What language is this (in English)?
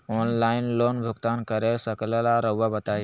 Magahi